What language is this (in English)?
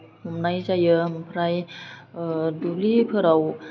Bodo